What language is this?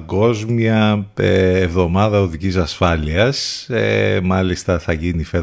Greek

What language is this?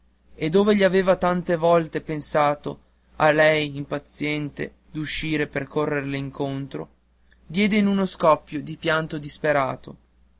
Italian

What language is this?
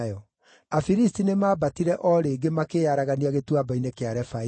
Kikuyu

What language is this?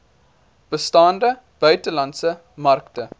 Afrikaans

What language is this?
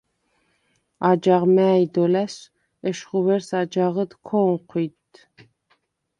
Svan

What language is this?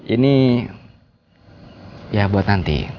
Indonesian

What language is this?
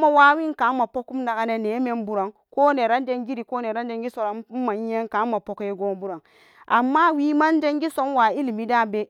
Samba Daka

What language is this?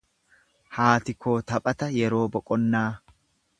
Oromo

